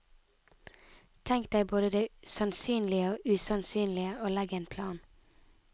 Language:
Norwegian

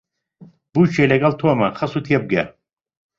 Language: Central Kurdish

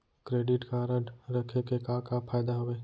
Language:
Chhattisgarhi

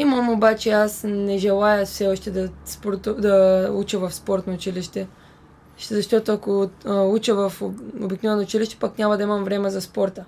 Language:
Bulgarian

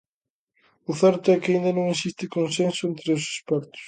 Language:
Galician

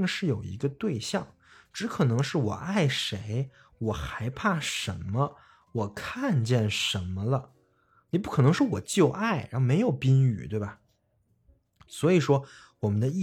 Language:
Chinese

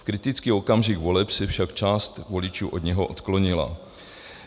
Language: Czech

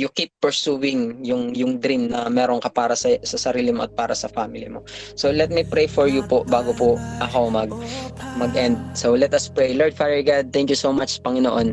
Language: Filipino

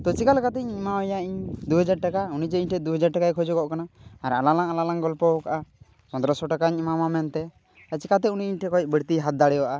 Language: Santali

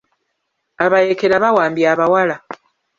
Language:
Ganda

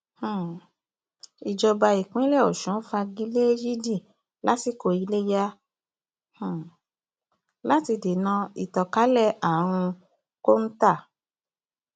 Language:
Yoruba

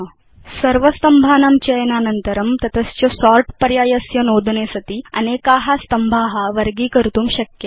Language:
Sanskrit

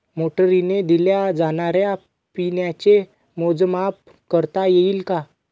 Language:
Marathi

